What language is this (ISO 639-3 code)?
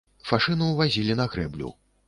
bel